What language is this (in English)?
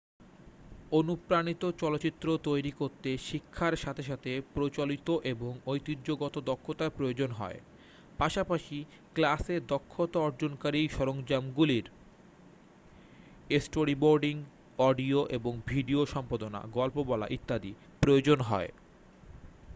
Bangla